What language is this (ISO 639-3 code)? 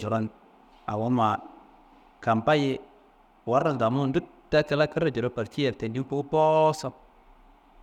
kbl